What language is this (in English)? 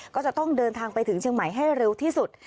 Thai